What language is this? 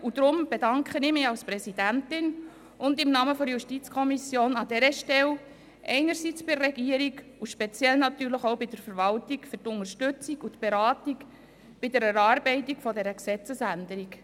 Swiss German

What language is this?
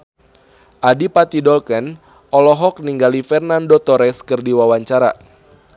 Sundanese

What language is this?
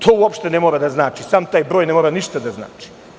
Serbian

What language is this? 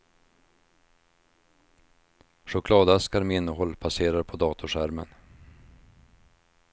Swedish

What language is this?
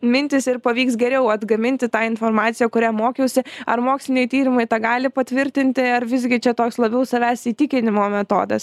Lithuanian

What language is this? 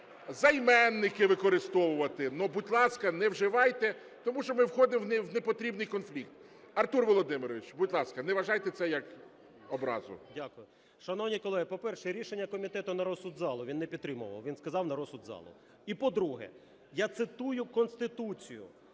Ukrainian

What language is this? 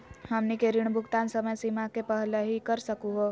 Magahi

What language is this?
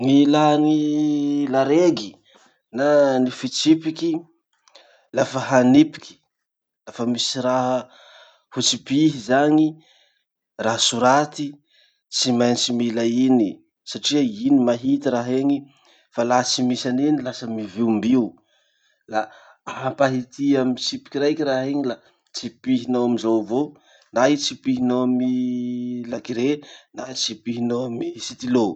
Masikoro Malagasy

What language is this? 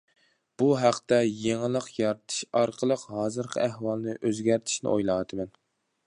Uyghur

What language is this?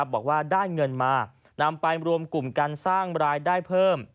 Thai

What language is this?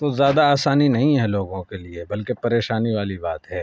Urdu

